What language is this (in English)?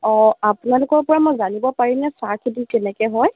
Assamese